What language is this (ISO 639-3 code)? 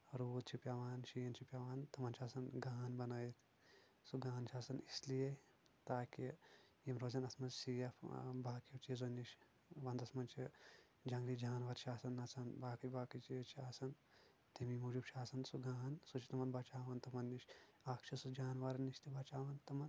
kas